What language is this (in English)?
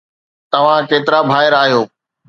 Sindhi